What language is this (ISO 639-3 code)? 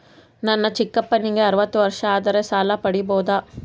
kan